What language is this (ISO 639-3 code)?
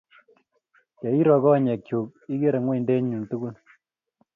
kln